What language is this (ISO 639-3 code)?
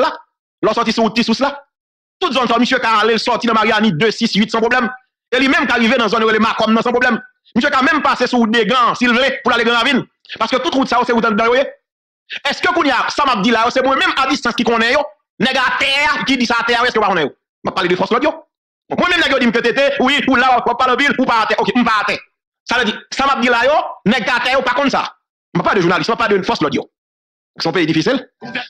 fra